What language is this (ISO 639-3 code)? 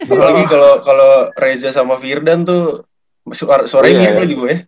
ind